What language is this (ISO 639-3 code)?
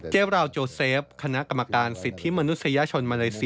tha